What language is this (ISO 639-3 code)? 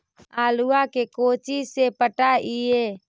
mag